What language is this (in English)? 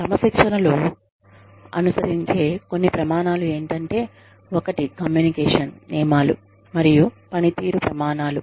Telugu